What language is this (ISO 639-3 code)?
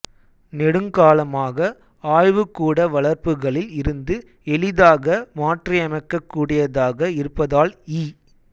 tam